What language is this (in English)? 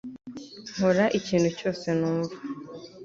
Kinyarwanda